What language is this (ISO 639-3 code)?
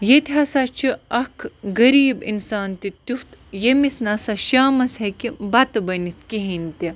kas